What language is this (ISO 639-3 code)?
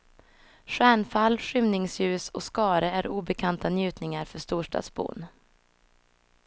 swe